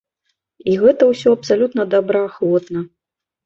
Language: Belarusian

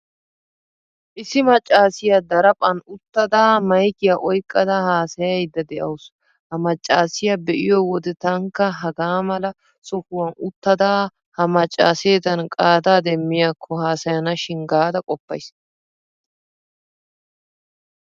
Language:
Wolaytta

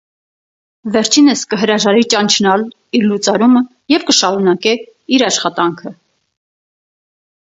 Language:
Armenian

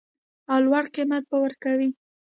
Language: Pashto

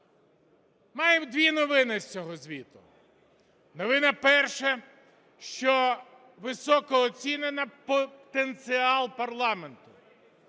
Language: Ukrainian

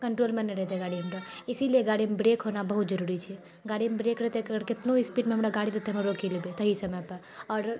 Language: Maithili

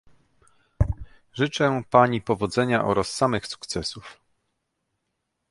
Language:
Polish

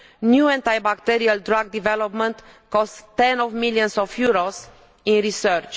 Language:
English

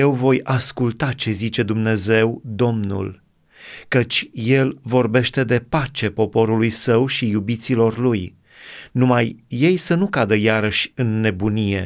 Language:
Romanian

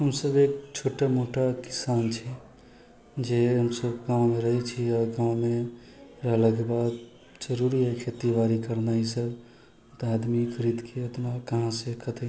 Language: Maithili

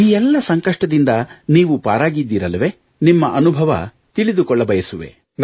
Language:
Kannada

